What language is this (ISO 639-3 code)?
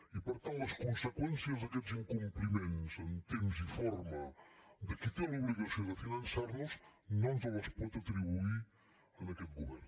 cat